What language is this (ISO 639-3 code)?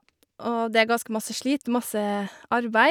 nor